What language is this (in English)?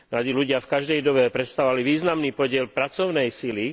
Slovak